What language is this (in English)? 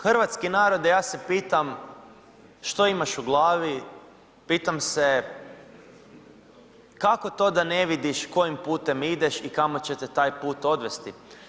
Croatian